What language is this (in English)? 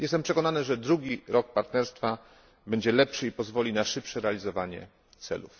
Polish